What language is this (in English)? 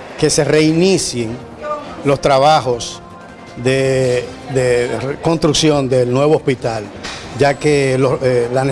Spanish